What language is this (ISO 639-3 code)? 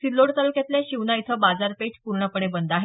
mar